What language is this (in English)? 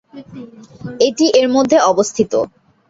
Bangla